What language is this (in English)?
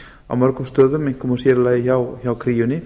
Icelandic